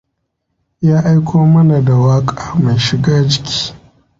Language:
Hausa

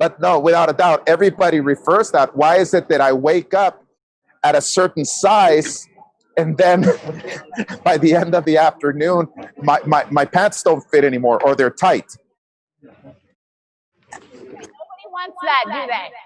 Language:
English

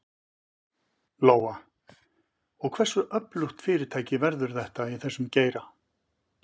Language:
Icelandic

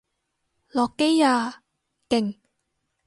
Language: Cantonese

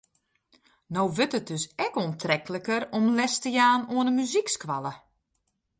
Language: Western Frisian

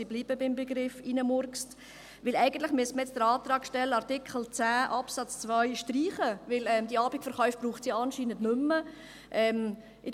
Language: Swiss German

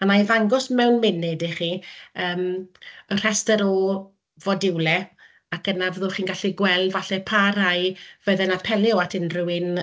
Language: Welsh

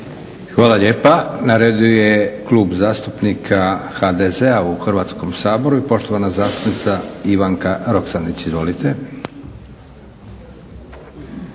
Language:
Croatian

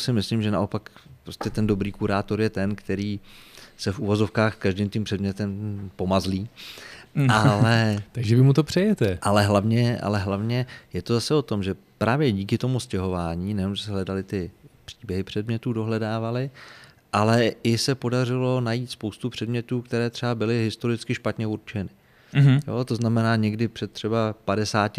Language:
Czech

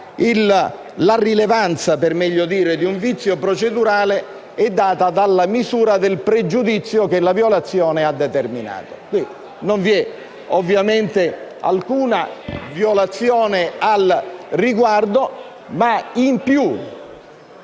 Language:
Italian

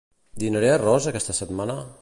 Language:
Catalan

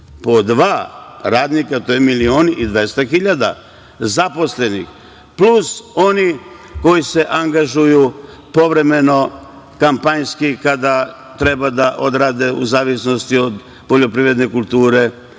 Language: Serbian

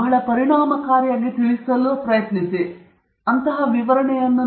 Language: Kannada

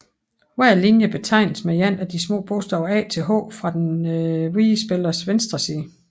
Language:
Danish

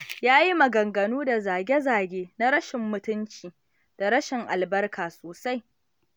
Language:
Hausa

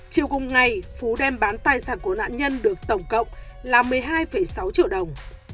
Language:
Vietnamese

